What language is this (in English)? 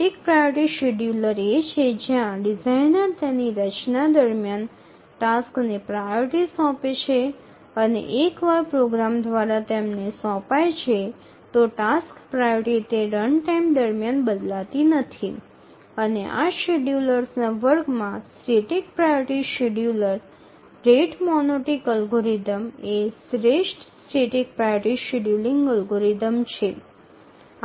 Gujarati